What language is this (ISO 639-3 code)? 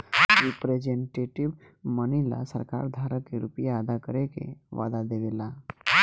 bho